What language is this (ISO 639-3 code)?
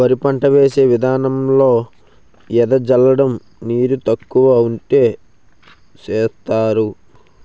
tel